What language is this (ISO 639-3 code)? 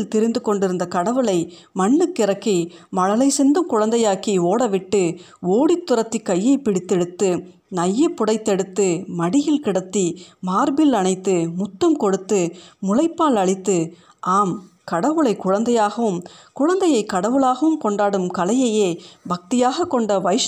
tam